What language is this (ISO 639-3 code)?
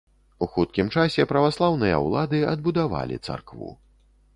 bel